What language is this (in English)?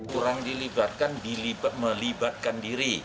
Indonesian